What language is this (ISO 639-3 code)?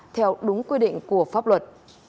vie